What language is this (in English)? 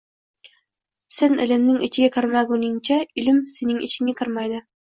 Uzbek